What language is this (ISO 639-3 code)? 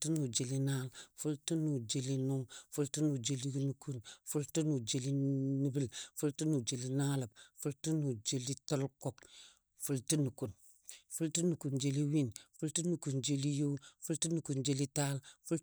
dbd